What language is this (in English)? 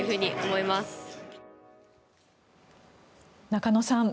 Japanese